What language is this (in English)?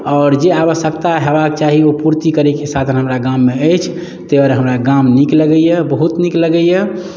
Maithili